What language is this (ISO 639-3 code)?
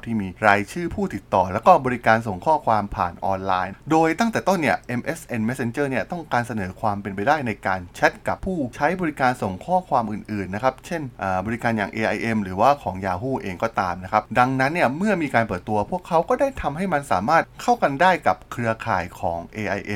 tha